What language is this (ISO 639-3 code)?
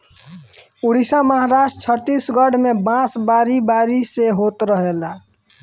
bho